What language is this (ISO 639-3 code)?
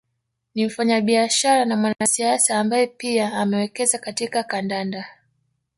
swa